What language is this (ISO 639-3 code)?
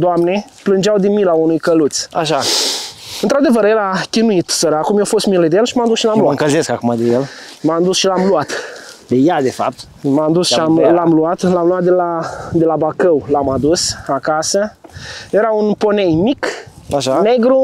ron